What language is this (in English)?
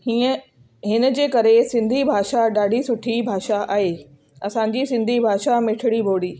Sindhi